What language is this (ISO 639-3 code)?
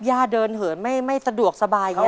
tha